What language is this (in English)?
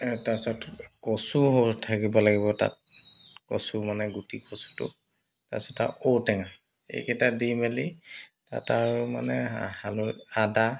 Assamese